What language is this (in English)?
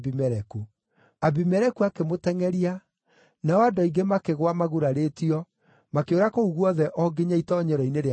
Kikuyu